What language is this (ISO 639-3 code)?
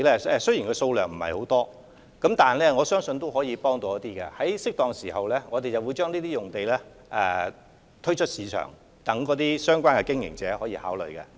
yue